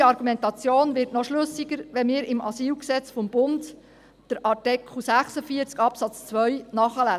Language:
Swiss German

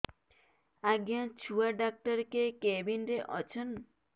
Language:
Odia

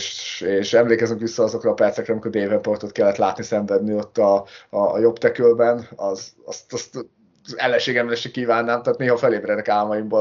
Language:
Hungarian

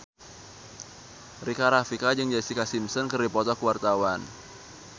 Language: Sundanese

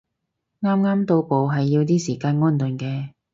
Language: Cantonese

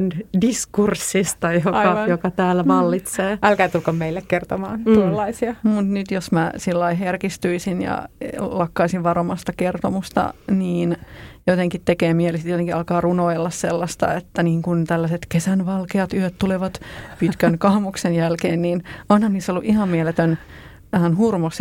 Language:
Finnish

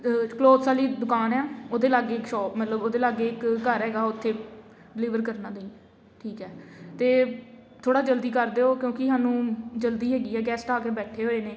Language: Punjabi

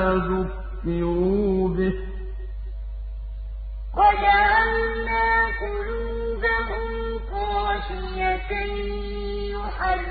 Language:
Arabic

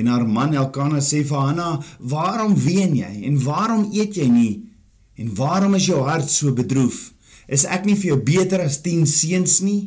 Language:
Dutch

